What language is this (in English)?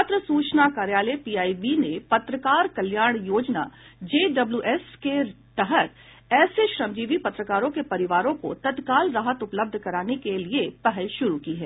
Hindi